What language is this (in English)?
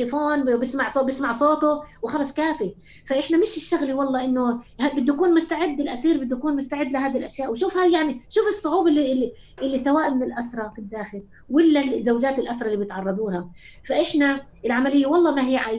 Arabic